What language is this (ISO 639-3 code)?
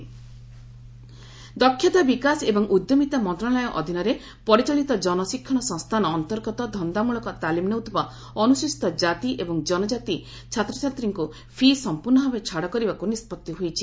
ori